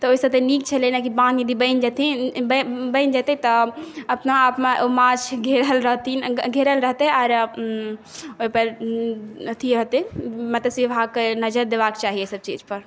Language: Maithili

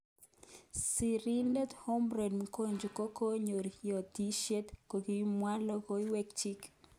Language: Kalenjin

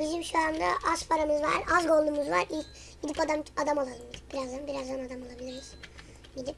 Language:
Turkish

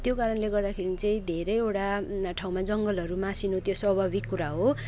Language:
Nepali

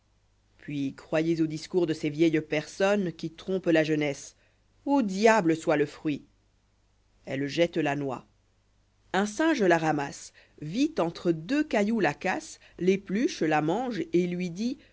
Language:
French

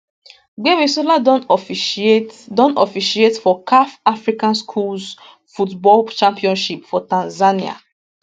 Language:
Nigerian Pidgin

